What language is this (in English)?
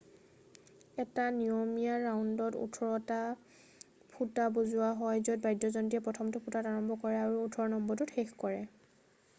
Assamese